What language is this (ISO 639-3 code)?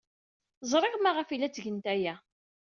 kab